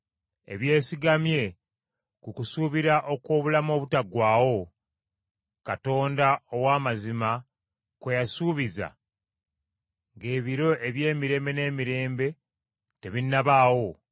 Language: Ganda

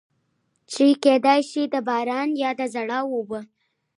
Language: Pashto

